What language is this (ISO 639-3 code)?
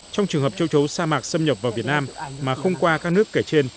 vie